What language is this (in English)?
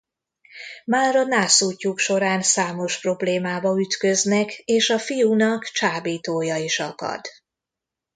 Hungarian